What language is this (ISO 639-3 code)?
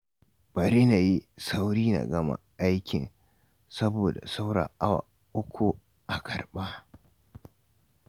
hau